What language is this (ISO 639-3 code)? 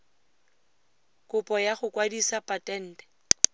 tsn